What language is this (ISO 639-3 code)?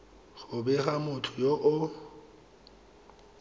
tsn